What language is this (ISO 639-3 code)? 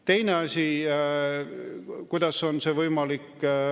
est